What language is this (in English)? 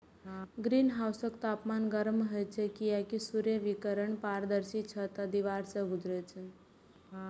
Maithili